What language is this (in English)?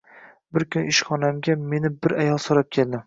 Uzbek